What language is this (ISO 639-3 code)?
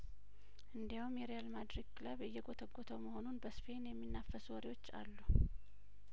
amh